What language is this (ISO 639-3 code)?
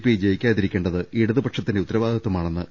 mal